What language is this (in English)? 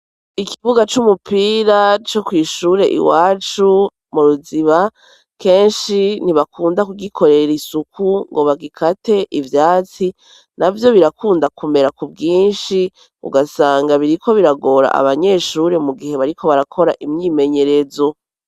Rundi